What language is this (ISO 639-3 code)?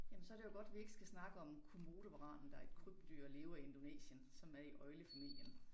dan